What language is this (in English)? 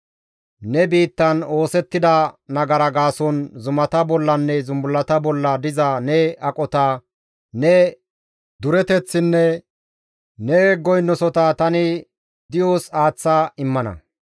Gamo